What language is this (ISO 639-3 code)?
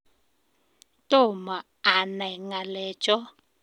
kln